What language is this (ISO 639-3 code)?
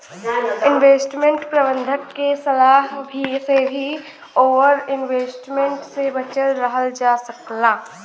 bho